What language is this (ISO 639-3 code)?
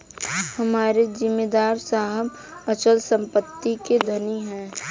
hin